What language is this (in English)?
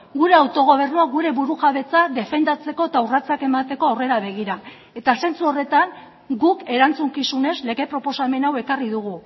Basque